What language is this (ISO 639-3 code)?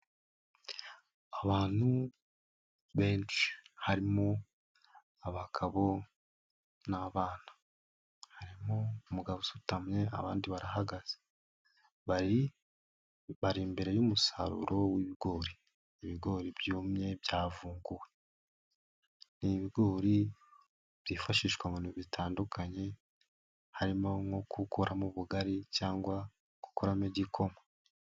kin